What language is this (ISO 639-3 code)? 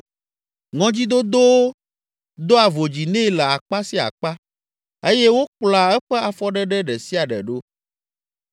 ewe